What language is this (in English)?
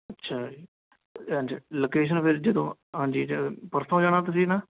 Punjabi